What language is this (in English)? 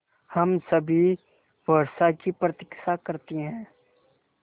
Hindi